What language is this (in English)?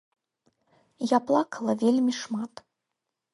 Belarusian